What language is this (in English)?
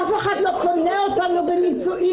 Hebrew